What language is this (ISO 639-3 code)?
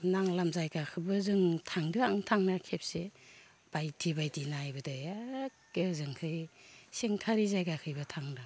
brx